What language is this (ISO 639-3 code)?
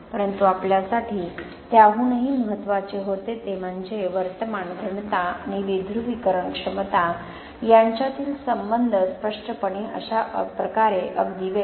mar